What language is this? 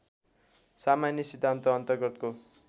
Nepali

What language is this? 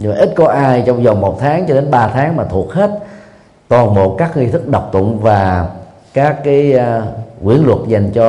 Vietnamese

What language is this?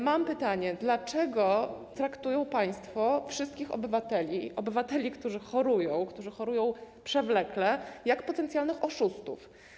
Polish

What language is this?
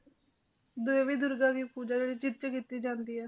Punjabi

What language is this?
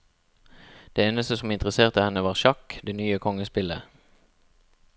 Norwegian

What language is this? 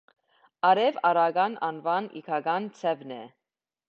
Armenian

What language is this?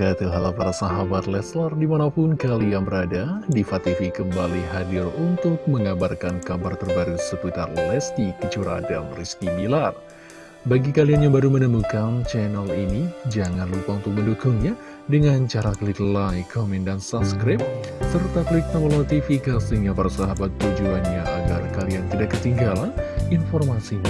Indonesian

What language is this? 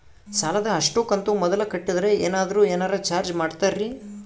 Kannada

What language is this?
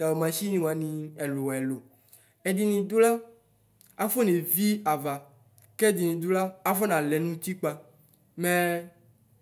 Ikposo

